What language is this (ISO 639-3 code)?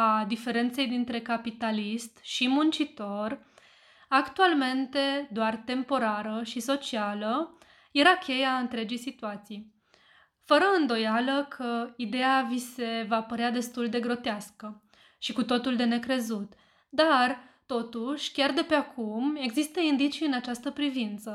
ron